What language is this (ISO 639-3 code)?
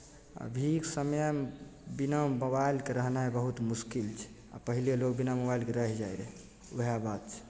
mai